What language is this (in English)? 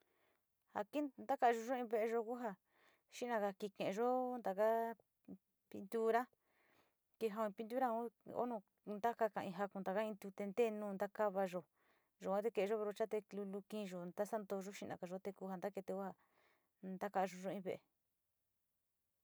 Sinicahua Mixtec